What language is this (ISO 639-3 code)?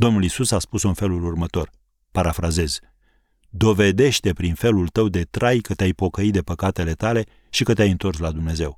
ron